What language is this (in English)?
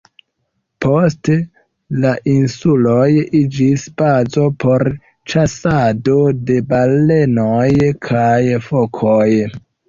Esperanto